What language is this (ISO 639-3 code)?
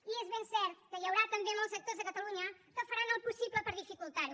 cat